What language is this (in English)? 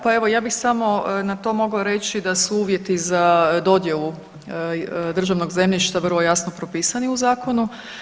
Croatian